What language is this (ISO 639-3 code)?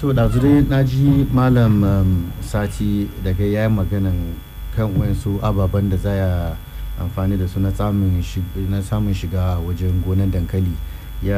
swa